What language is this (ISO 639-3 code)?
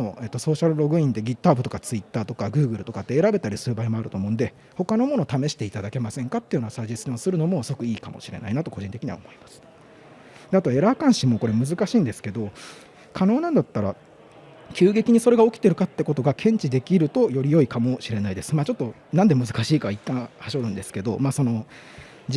jpn